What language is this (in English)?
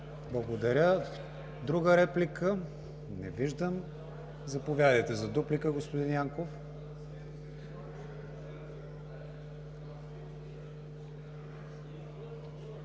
Bulgarian